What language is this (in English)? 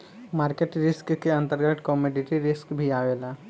Bhojpuri